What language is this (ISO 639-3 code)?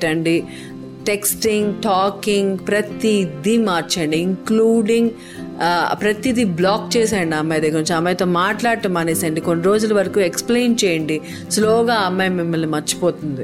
tel